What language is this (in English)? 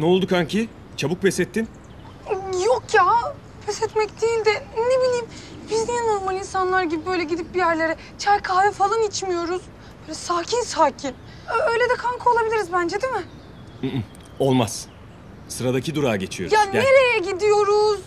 Turkish